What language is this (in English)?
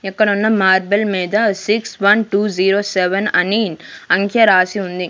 Telugu